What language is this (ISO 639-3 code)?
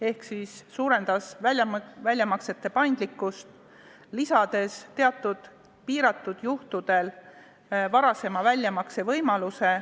est